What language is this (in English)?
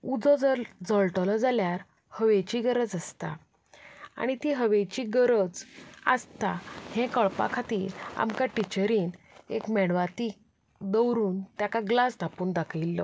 Konkani